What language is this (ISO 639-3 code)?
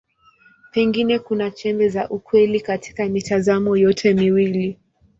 swa